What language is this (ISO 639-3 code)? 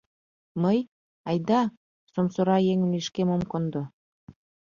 chm